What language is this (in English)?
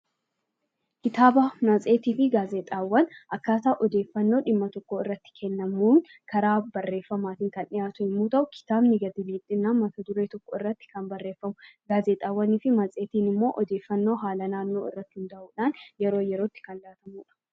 Oromo